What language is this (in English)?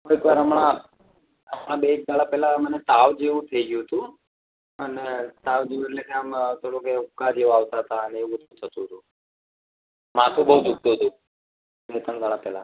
Gujarati